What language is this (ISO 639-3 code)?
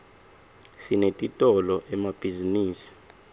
ssw